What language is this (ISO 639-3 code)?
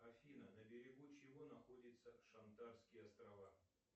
rus